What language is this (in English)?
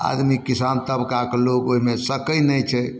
Maithili